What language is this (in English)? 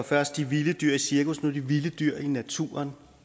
Danish